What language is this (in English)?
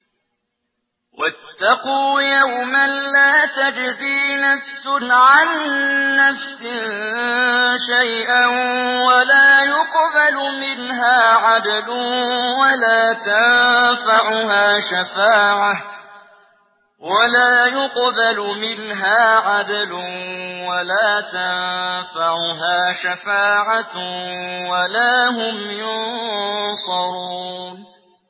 Arabic